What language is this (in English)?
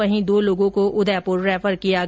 Hindi